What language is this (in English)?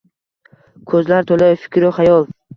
Uzbek